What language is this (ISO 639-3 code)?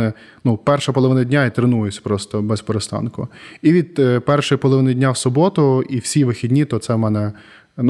ukr